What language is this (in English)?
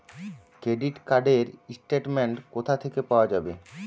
Bangla